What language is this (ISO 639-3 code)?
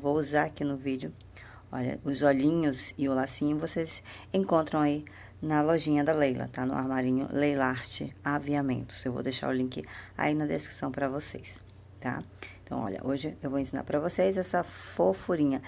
por